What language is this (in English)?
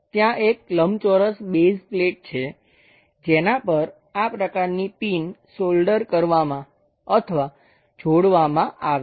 Gujarati